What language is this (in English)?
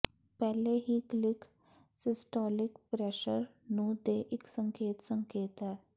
Punjabi